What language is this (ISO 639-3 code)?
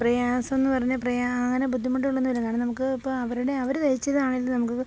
mal